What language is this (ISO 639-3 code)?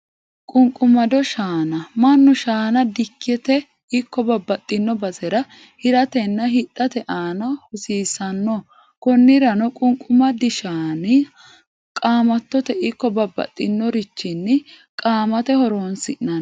sid